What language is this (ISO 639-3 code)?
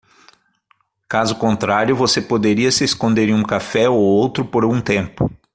por